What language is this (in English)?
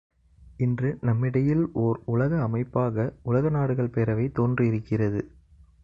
Tamil